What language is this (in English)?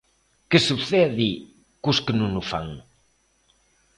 Galician